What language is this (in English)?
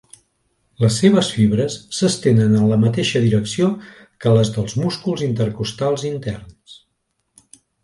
Catalan